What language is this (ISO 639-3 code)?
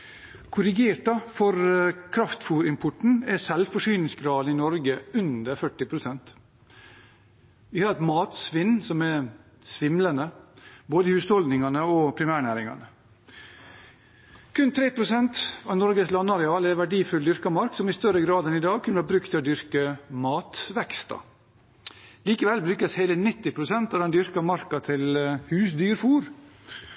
nob